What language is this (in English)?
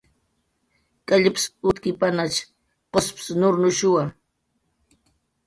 Jaqaru